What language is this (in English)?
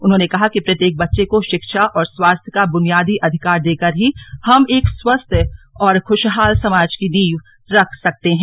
Hindi